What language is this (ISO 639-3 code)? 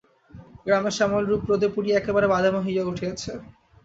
ben